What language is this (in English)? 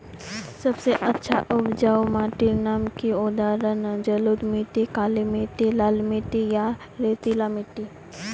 Magahi